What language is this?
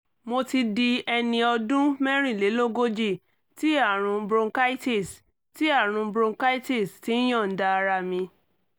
Yoruba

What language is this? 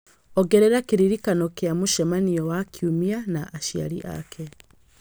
Kikuyu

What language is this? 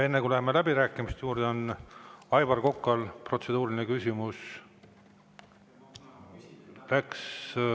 Estonian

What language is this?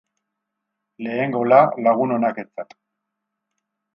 Basque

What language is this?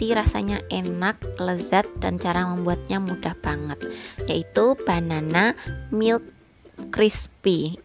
Indonesian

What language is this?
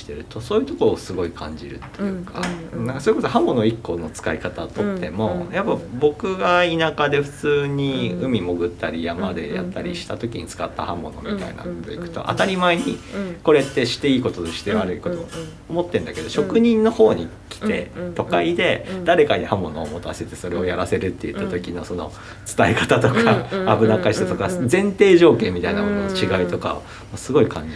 Japanese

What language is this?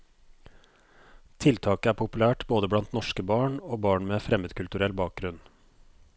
Norwegian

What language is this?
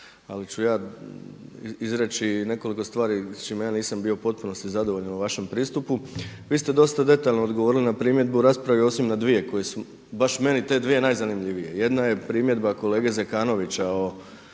Croatian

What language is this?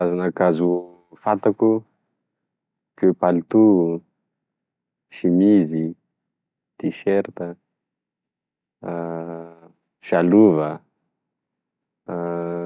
Tesaka Malagasy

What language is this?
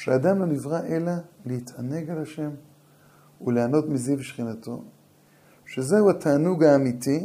Hebrew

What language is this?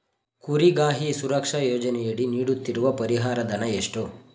Kannada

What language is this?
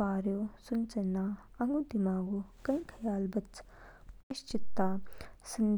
Kinnauri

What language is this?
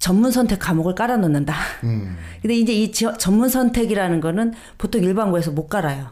Korean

